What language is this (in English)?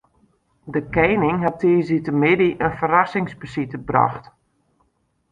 Western Frisian